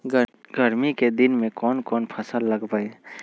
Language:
Magahi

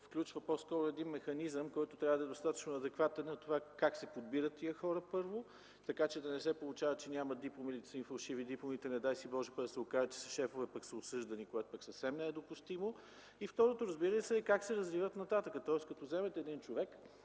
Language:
Bulgarian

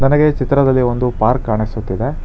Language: Kannada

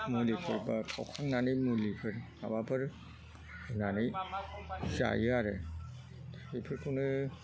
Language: Bodo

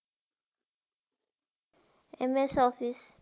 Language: Marathi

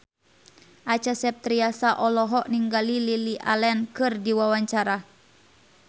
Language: Sundanese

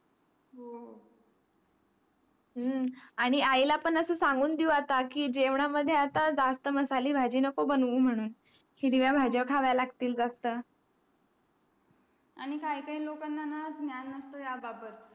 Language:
Marathi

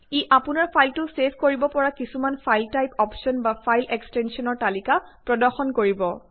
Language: Assamese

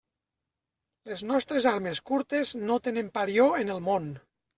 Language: Catalan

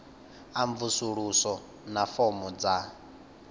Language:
Venda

